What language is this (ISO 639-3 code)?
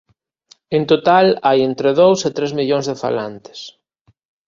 glg